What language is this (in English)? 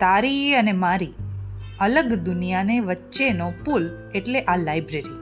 Hindi